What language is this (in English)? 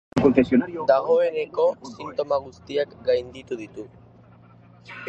Basque